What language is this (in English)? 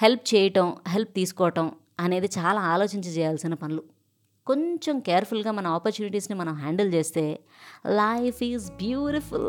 Telugu